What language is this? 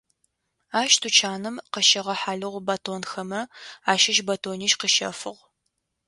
Adyghe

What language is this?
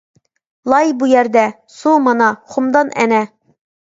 Uyghur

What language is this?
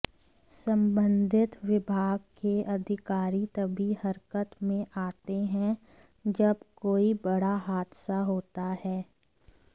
Hindi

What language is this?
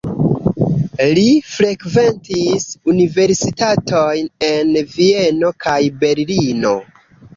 Esperanto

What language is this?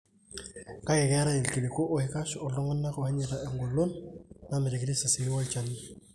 Masai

